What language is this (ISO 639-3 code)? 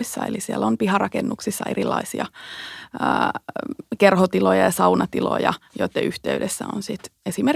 fin